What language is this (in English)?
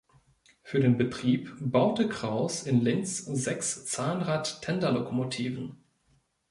German